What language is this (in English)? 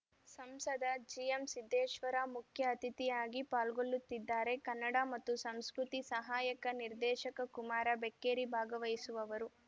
Kannada